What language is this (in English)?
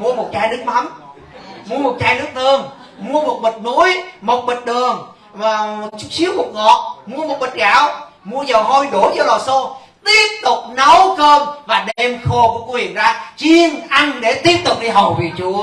Vietnamese